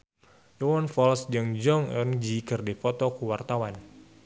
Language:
Sundanese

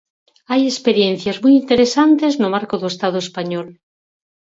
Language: Galician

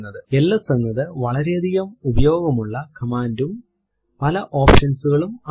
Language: Malayalam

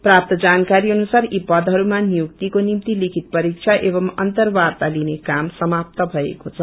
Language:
Nepali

